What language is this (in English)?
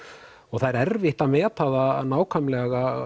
Icelandic